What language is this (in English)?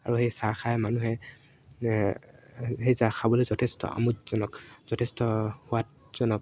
Assamese